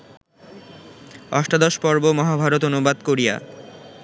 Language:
Bangla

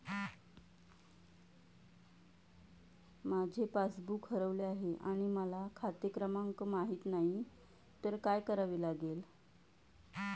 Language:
Marathi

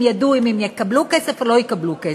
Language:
Hebrew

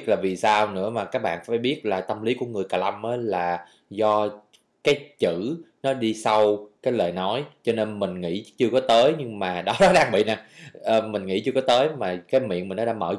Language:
Vietnamese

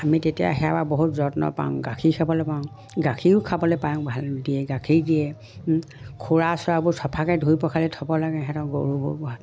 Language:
Assamese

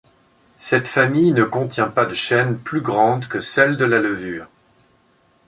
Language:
French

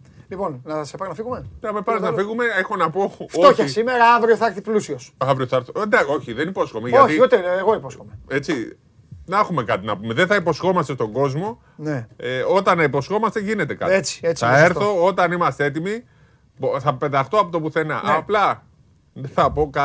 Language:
Greek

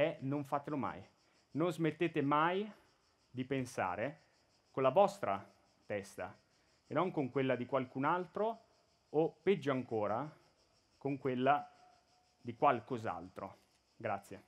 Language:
Italian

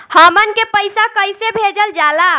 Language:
Bhojpuri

